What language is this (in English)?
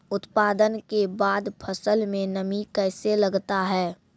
Maithili